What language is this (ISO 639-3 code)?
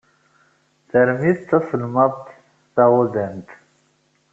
kab